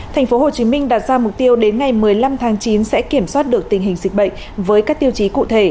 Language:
Vietnamese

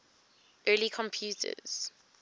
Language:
English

